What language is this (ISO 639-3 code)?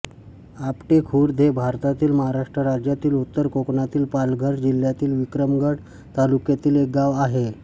mar